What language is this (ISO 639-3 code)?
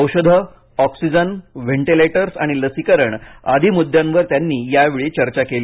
mar